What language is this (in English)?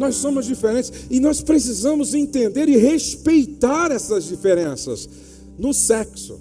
Portuguese